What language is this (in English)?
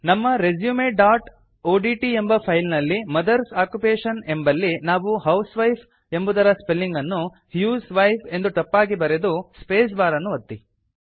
Kannada